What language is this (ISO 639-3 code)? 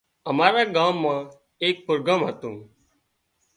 kxp